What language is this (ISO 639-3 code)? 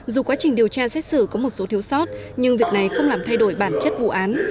vie